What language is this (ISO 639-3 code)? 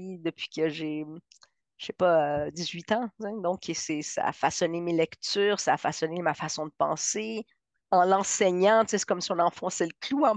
fra